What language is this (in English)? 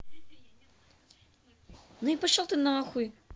Russian